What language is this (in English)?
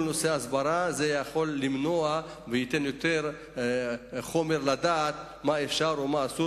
Hebrew